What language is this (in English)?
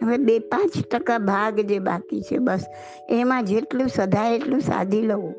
Gujarati